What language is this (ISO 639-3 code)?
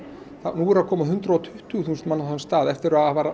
isl